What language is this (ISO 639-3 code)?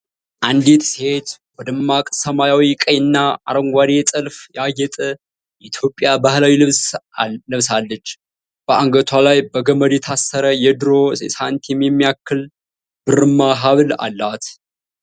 amh